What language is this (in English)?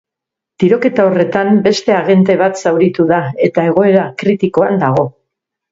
Basque